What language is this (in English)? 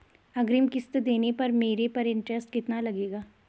Hindi